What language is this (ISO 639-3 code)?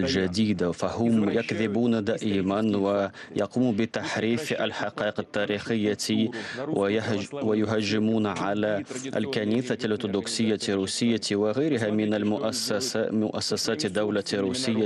ara